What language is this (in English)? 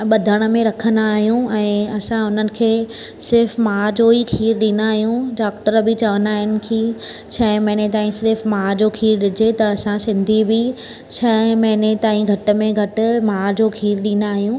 Sindhi